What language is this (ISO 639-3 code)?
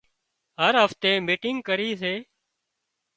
kxp